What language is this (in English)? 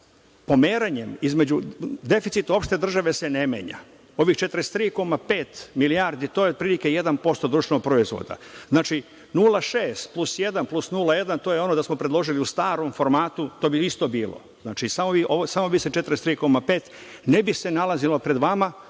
Serbian